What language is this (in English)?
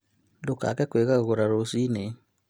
Kikuyu